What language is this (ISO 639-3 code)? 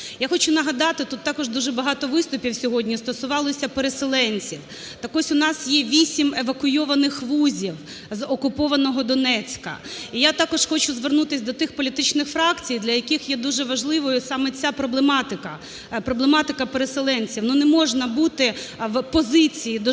ukr